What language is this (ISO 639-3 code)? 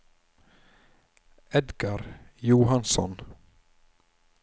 nor